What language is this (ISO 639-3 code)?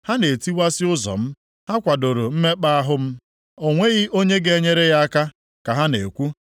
ibo